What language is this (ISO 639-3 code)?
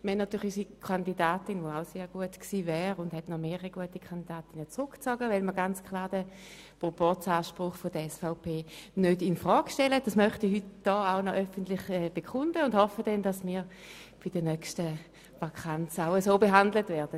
gsw